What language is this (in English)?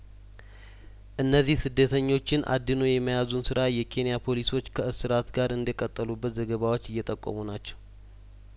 Amharic